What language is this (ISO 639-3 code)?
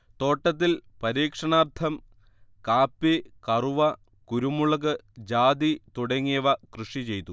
mal